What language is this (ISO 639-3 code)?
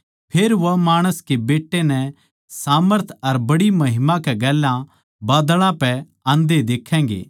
bgc